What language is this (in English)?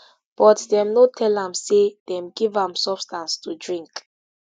Nigerian Pidgin